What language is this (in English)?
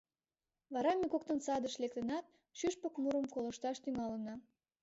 Mari